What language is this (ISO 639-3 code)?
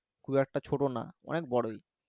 ben